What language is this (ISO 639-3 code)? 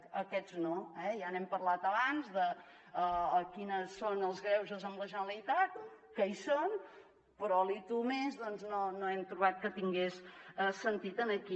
cat